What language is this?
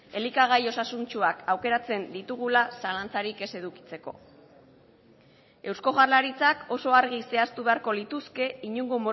Basque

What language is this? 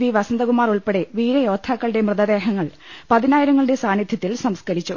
Malayalam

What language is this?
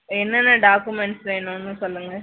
Tamil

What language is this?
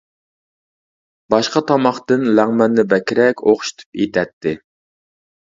Uyghur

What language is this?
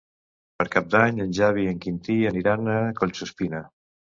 Catalan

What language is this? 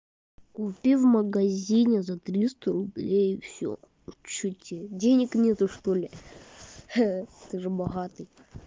Russian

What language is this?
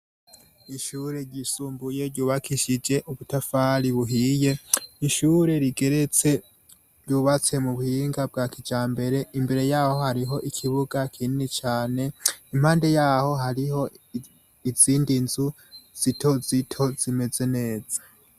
Rundi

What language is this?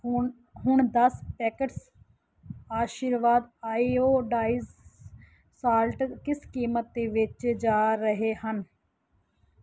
Punjabi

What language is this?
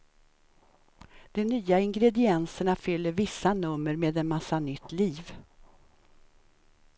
Swedish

